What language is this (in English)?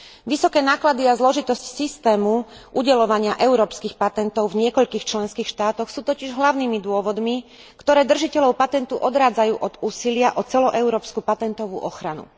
Slovak